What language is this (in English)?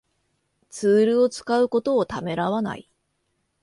Japanese